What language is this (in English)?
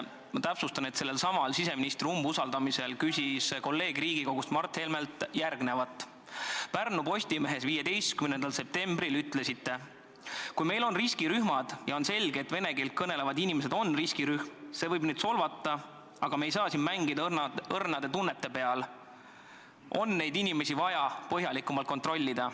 Estonian